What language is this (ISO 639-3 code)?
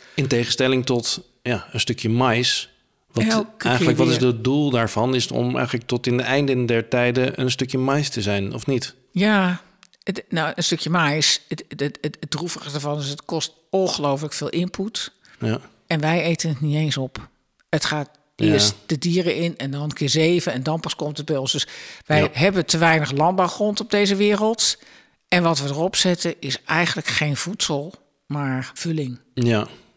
nld